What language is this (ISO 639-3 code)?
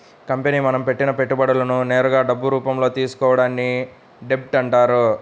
tel